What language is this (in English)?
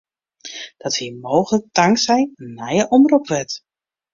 Western Frisian